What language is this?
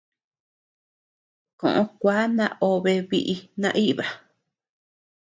Tepeuxila Cuicatec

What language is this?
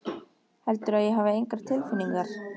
Icelandic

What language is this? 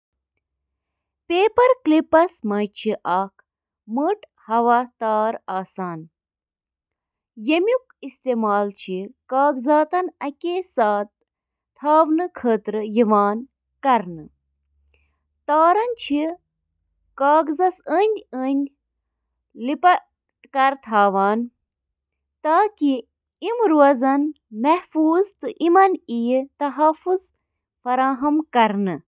Kashmiri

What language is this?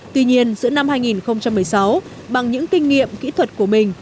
Vietnamese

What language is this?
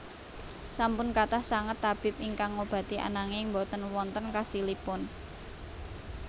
Javanese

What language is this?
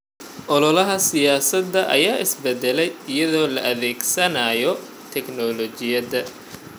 Somali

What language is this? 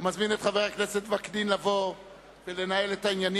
Hebrew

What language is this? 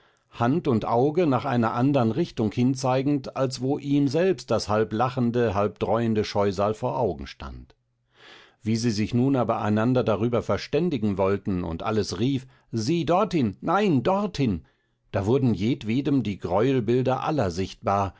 German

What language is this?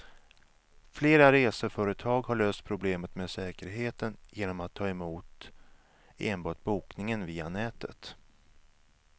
Swedish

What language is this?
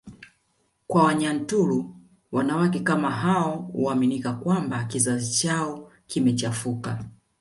Swahili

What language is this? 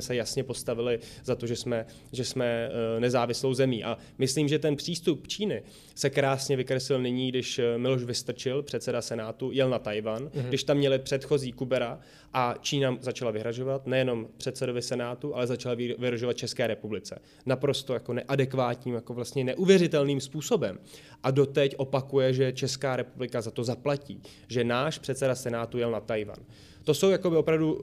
Czech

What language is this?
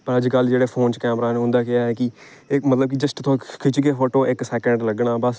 Dogri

